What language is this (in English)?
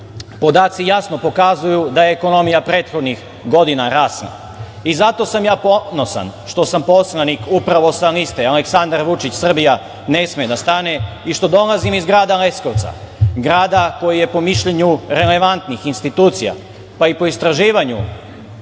Serbian